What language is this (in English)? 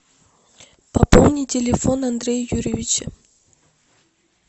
Russian